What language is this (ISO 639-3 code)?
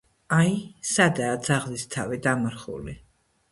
kat